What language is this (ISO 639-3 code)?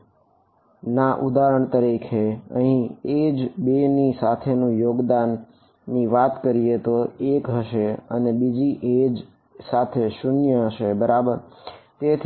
guj